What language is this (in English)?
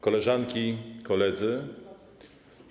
Polish